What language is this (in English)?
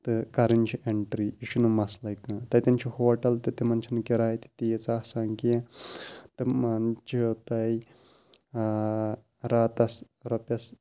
Kashmiri